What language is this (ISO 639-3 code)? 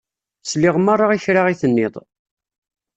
kab